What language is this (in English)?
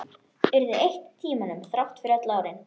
Icelandic